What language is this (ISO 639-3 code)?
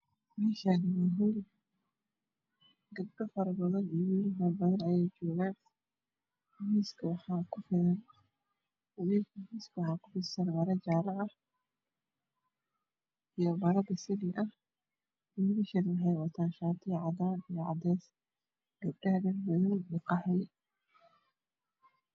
som